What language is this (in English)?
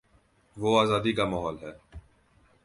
Urdu